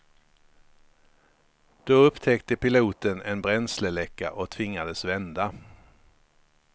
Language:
Swedish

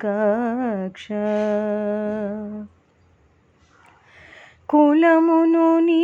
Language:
Telugu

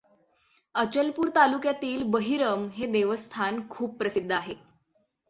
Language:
Marathi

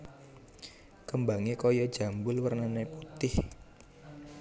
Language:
Javanese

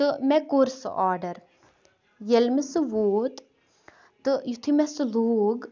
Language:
Kashmiri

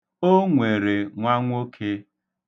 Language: Igbo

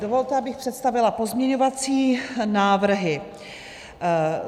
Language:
Czech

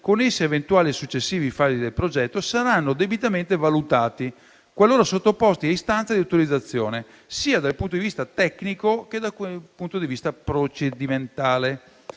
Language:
Italian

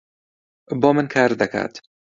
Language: Central Kurdish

